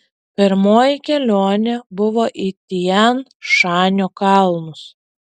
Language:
Lithuanian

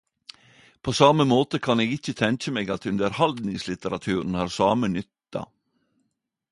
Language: Norwegian Nynorsk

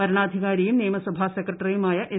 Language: Malayalam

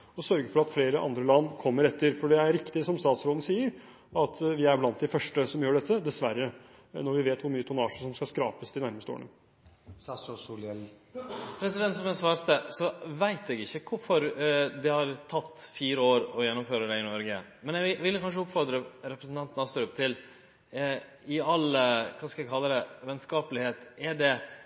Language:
Norwegian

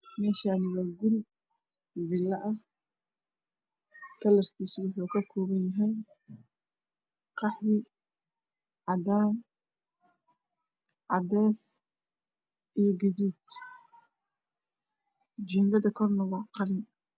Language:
Somali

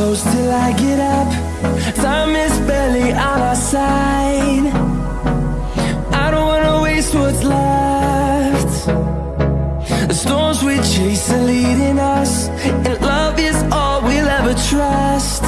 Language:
English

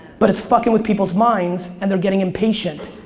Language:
English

